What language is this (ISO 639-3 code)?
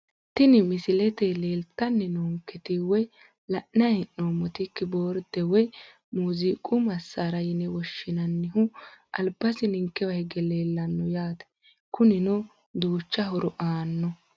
sid